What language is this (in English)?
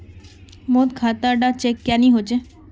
Magahi